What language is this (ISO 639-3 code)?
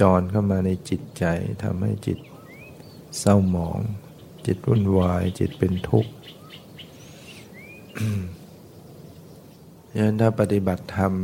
tha